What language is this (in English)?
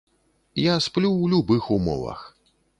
Belarusian